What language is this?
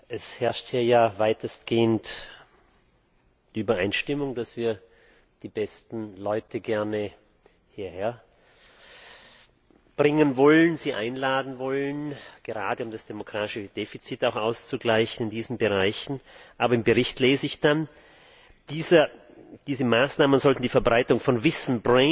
German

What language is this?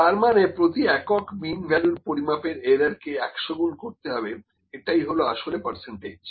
Bangla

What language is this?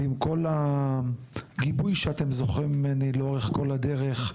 Hebrew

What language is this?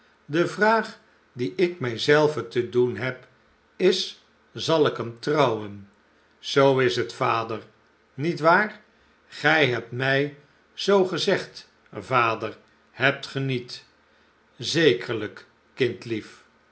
Dutch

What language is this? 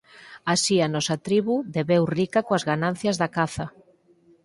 Galician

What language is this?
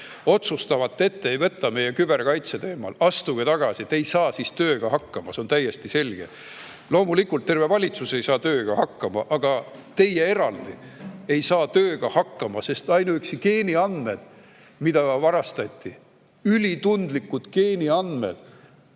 Estonian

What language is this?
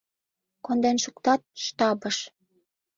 Mari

